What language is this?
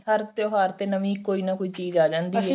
Punjabi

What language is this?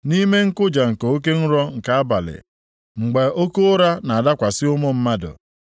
Igbo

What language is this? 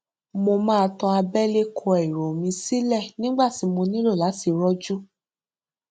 Yoruba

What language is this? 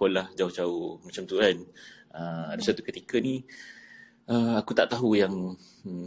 Malay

